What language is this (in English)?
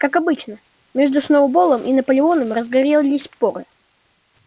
Russian